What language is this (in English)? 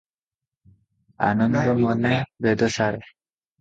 Odia